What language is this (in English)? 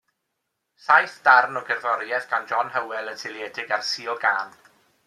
Welsh